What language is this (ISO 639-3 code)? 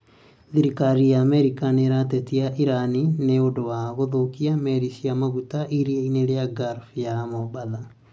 kik